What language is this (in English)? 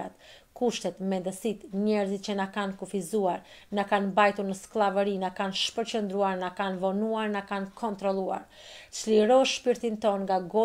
Romanian